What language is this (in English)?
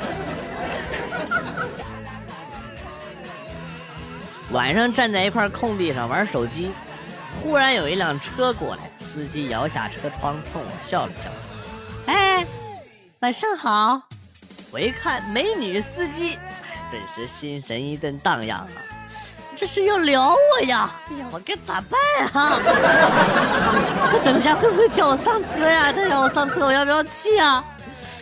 Chinese